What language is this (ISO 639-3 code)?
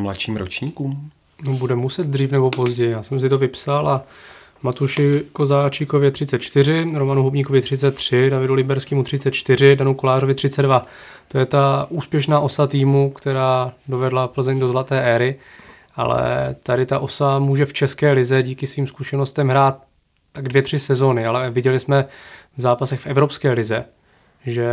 ces